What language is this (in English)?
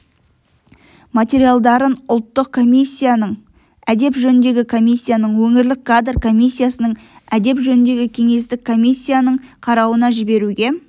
Kazakh